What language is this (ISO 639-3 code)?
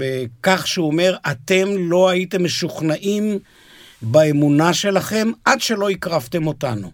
heb